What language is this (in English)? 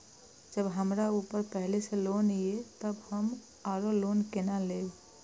Maithili